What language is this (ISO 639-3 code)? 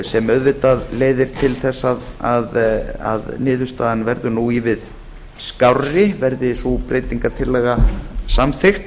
isl